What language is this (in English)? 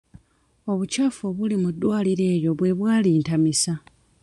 Ganda